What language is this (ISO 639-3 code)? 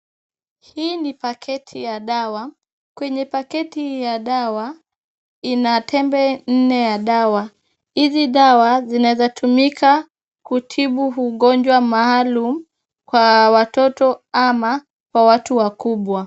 swa